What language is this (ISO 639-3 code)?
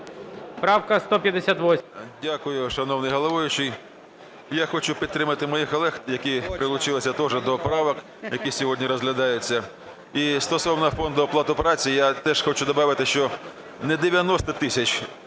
ukr